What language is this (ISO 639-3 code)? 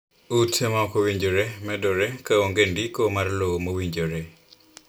luo